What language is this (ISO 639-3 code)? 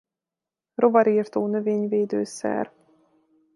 hun